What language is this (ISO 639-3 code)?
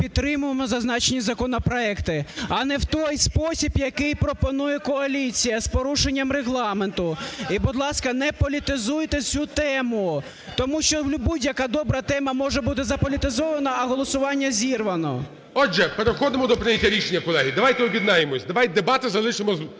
ukr